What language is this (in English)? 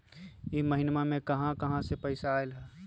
Magahi